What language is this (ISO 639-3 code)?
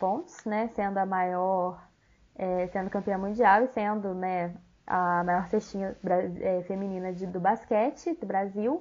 por